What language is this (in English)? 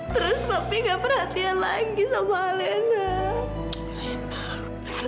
Indonesian